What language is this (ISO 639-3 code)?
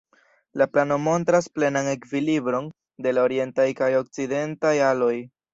epo